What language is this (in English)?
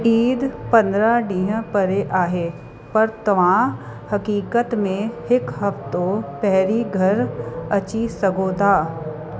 Sindhi